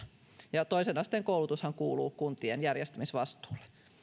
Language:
Finnish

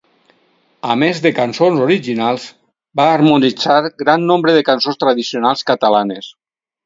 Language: Catalan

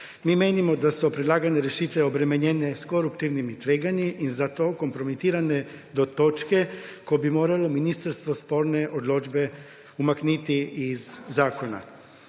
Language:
Slovenian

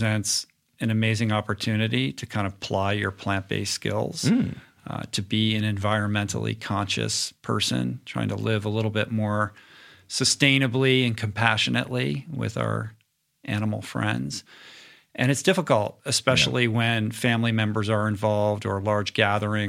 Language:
English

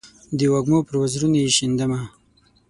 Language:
Pashto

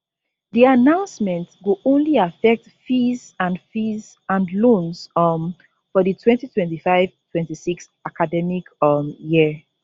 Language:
Nigerian Pidgin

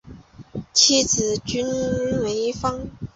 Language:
Chinese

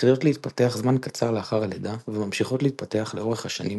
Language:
Hebrew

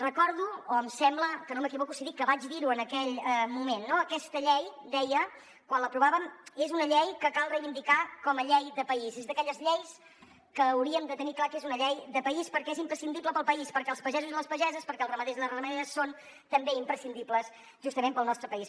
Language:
Catalan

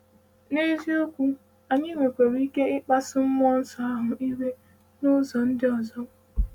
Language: Igbo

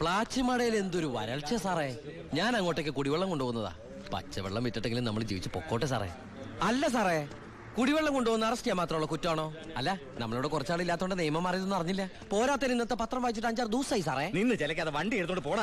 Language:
Malayalam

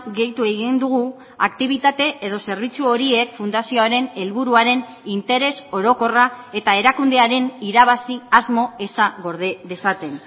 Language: Basque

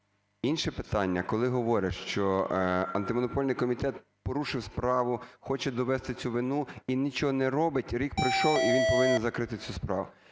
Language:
Ukrainian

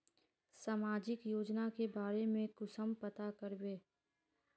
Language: Magahi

